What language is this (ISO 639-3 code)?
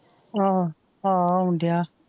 pan